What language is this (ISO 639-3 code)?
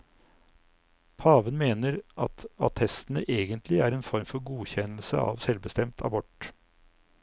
nor